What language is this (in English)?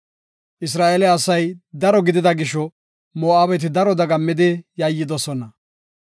Gofa